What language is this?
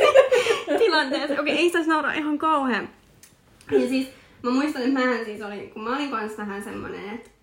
Finnish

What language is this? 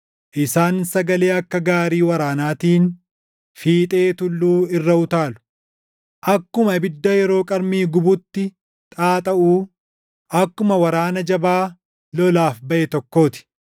Oromo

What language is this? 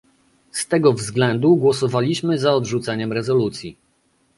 Polish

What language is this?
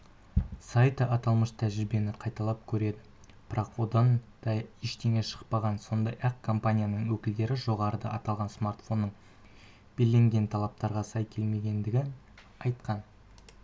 Kazakh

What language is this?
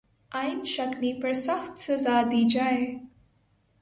Urdu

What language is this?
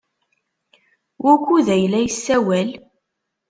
Kabyle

